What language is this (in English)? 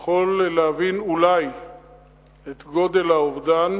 Hebrew